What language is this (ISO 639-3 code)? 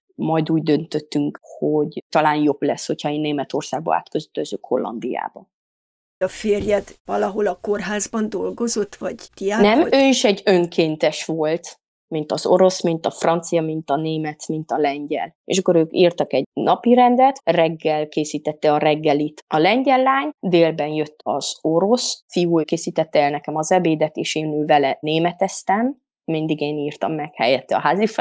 hun